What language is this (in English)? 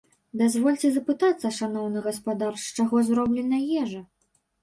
Belarusian